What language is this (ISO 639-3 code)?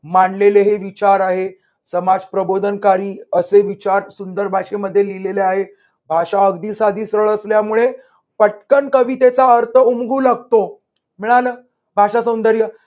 mar